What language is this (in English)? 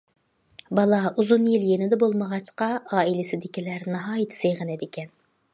Uyghur